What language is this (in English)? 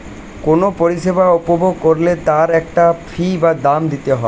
Bangla